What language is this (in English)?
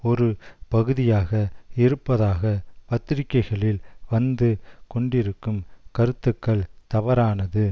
Tamil